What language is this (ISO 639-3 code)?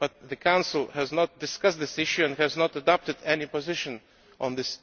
eng